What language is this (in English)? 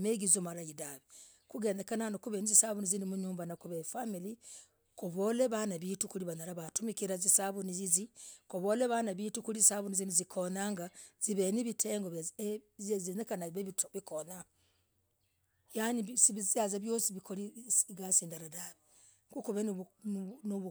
Logooli